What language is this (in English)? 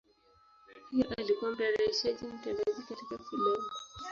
Swahili